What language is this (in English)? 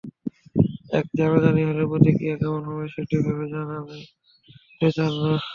Bangla